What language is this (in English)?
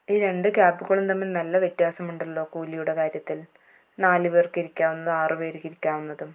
Malayalam